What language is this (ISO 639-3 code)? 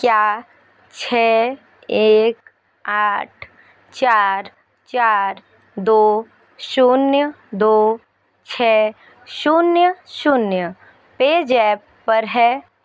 hin